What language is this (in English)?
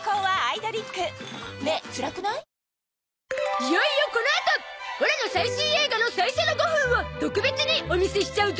Japanese